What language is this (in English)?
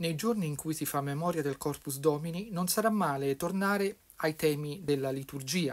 Italian